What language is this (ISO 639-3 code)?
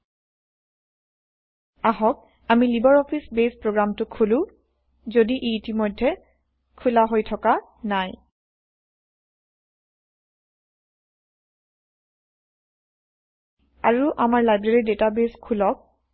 asm